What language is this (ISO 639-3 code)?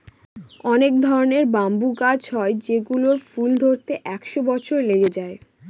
ben